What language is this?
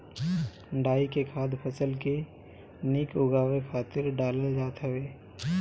Bhojpuri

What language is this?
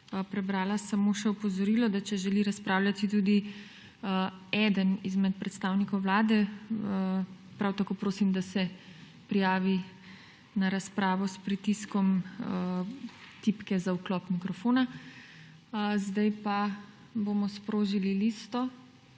Slovenian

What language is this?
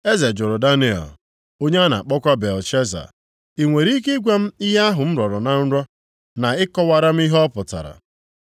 Igbo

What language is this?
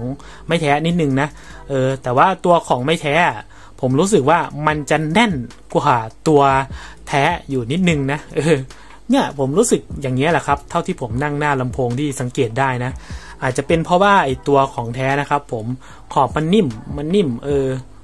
Thai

